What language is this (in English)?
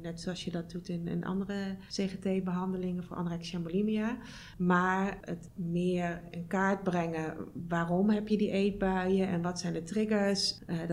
Dutch